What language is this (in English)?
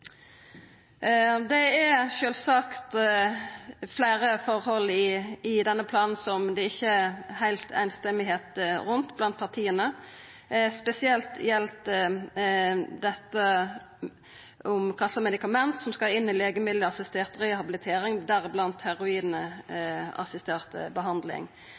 Norwegian Nynorsk